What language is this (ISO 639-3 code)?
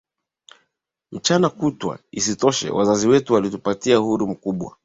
swa